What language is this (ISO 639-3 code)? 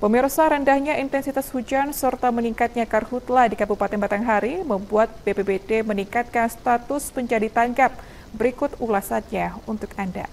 ind